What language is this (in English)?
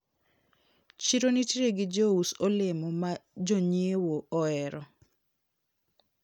Luo (Kenya and Tanzania)